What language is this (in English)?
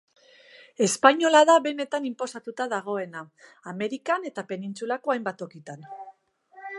Basque